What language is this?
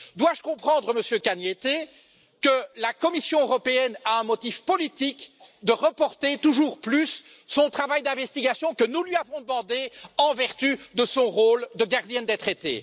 French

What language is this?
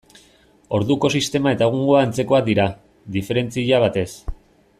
Basque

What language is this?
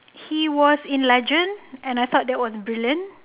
English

